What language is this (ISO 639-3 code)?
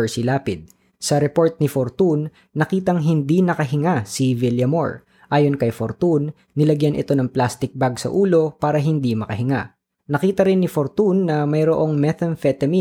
fil